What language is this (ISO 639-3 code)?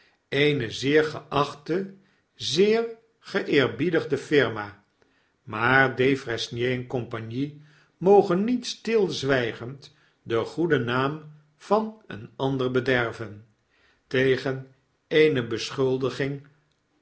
nld